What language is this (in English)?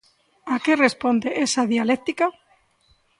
Galician